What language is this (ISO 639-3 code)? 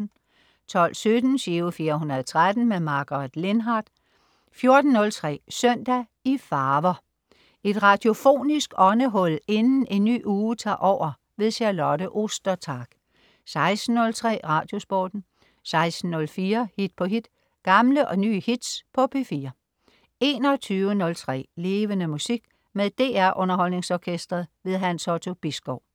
dan